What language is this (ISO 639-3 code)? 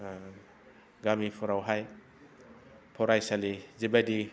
brx